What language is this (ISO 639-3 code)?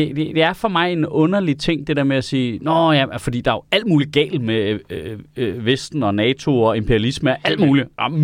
dan